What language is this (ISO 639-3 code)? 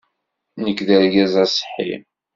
kab